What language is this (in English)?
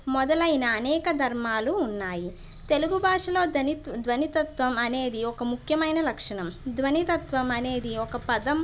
Telugu